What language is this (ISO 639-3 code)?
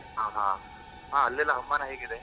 kan